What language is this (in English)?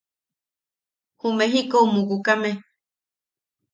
Yaqui